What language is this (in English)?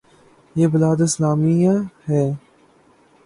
Urdu